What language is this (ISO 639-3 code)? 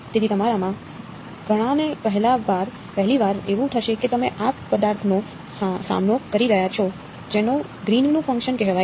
guj